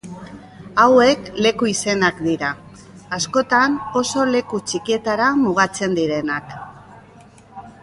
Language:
Basque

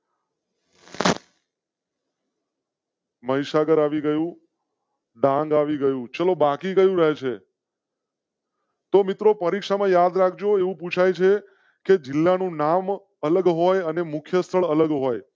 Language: Gujarati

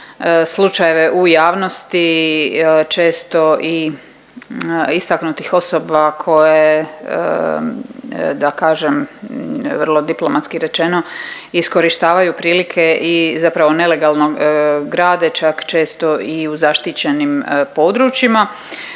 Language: Croatian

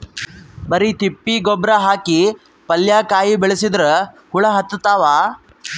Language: Kannada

